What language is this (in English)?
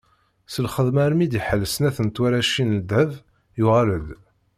Kabyle